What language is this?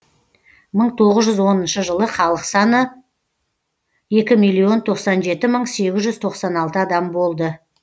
Kazakh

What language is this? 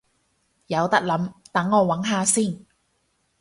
Cantonese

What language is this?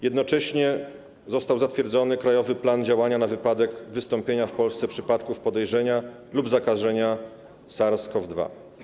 Polish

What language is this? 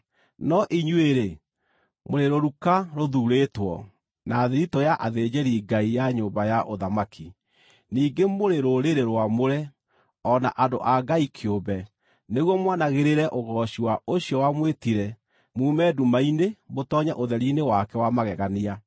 Kikuyu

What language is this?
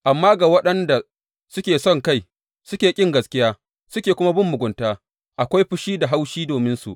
Hausa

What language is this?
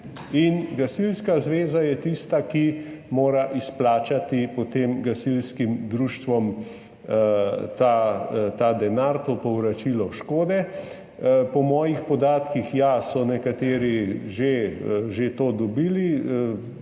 Slovenian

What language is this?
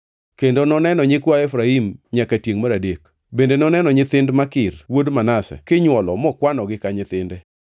Luo (Kenya and Tanzania)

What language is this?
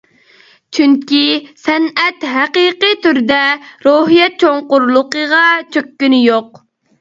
Uyghur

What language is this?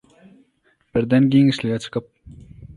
Turkmen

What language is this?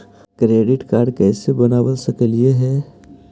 Magahi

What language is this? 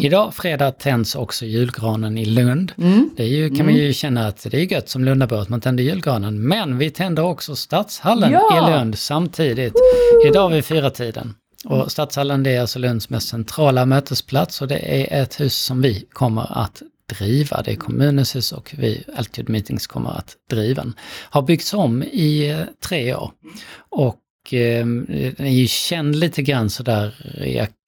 Swedish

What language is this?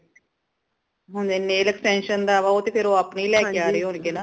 Punjabi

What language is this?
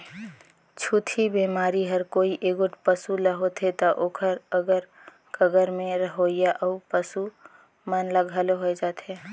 Chhattisgarhi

